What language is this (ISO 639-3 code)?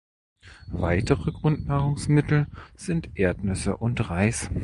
deu